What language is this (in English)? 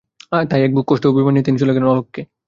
Bangla